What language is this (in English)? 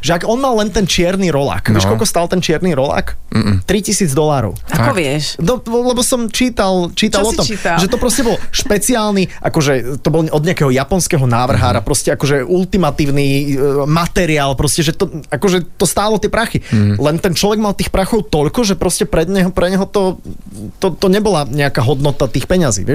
Slovak